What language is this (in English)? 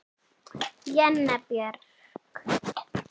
Icelandic